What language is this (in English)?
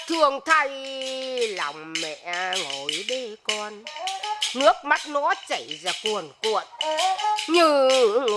Vietnamese